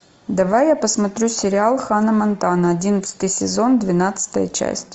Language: Russian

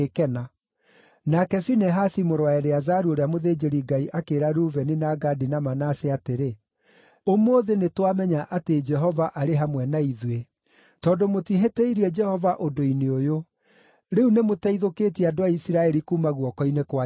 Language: Kikuyu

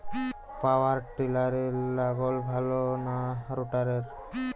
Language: Bangla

